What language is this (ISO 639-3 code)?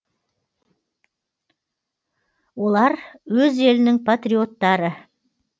kaz